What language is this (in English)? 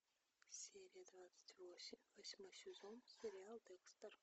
Russian